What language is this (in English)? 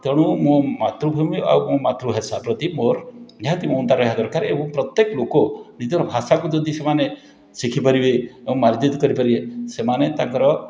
Odia